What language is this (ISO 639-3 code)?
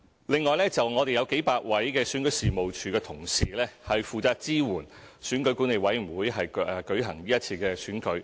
yue